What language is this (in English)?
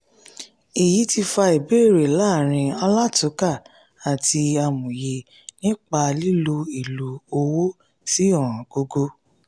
Yoruba